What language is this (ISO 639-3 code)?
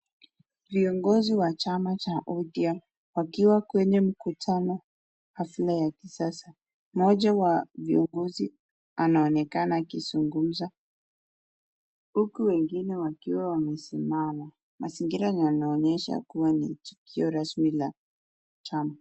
swa